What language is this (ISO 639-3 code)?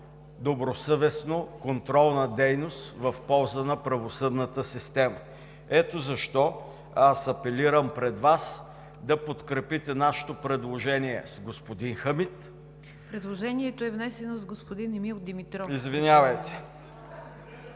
bul